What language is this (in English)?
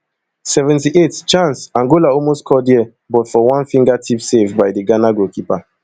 Nigerian Pidgin